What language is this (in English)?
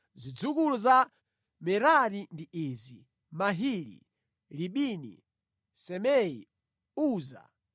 Nyanja